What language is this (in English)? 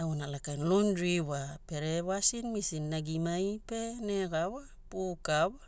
Hula